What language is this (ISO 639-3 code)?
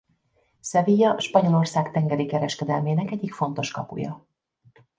hun